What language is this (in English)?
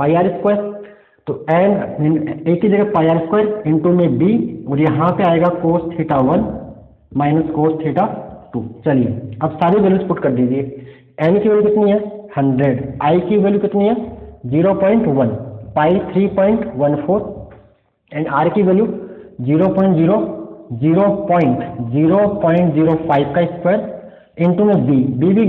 Hindi